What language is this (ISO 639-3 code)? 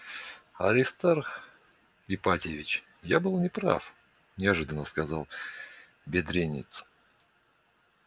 rus